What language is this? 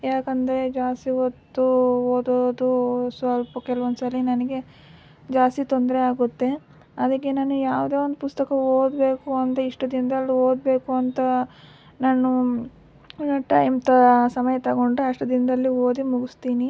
Kannada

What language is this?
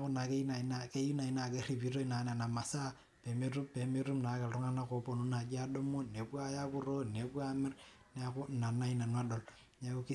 Masai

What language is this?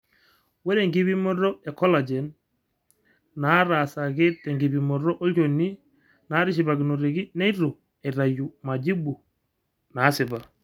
Masai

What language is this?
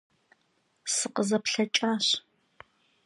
Kabardian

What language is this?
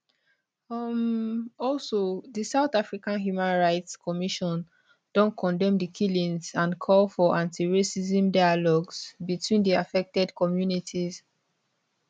Nigerian Pidgin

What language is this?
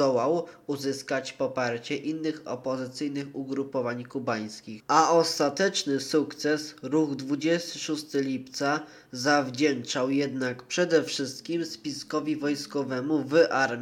Polish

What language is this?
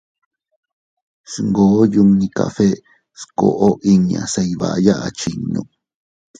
Teutila Cuicatec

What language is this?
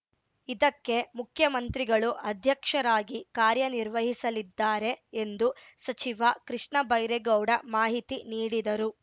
Kannada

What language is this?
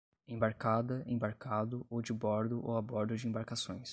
Portuguese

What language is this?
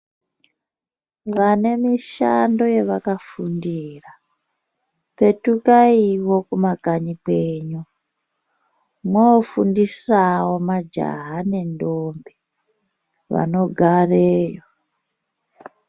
Ndau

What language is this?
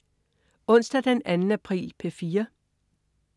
Danish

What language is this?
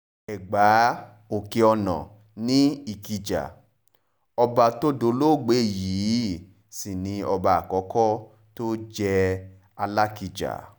Yoruba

